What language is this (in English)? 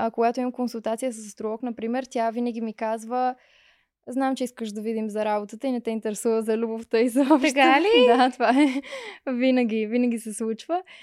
Bulgarian